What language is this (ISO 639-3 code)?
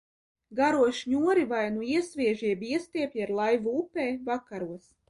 lav